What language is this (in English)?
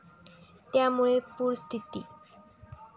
Marathi